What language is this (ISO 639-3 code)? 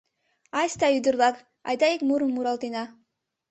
chm